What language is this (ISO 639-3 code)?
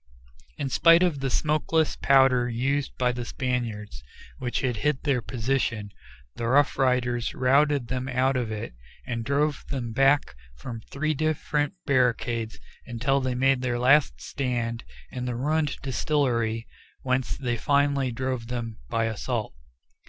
eng